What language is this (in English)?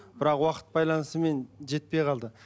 Kazakh